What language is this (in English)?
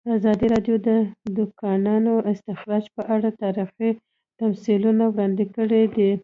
Pashto